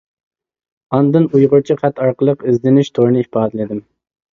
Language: Uyghur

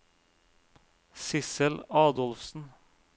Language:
Norwegian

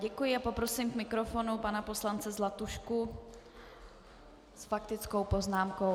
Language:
Czech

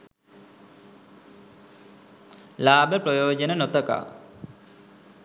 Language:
Sinhala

